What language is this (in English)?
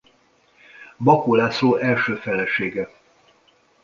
Hungarian